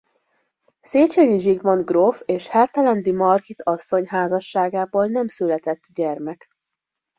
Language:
Hungarian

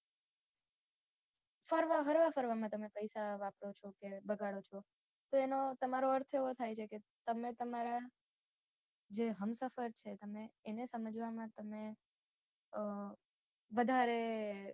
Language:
Gujarati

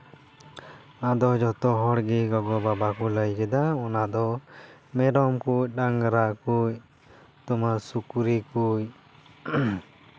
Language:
Santali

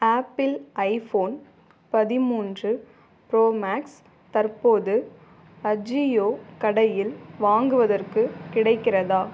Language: Tamil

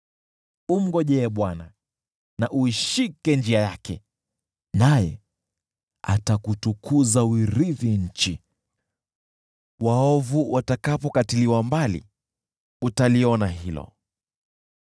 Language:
Swahili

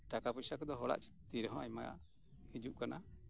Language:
Santali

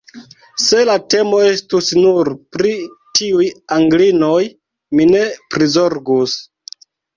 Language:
Esperanto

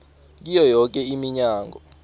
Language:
South Ndebele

